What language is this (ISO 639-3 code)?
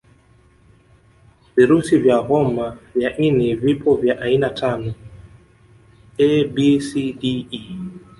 swa